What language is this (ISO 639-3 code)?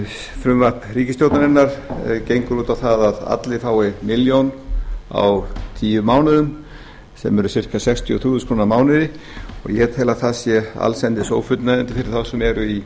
isl